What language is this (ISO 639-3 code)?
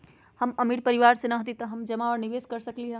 mag